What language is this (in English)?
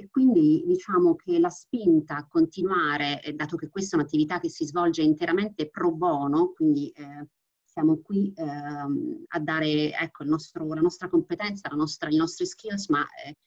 Italian